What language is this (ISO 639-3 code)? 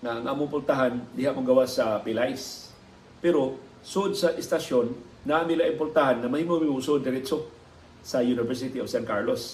fil